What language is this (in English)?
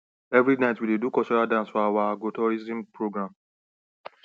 Nigerian Pidgin